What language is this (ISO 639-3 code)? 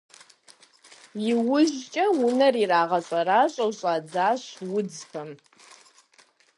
kbd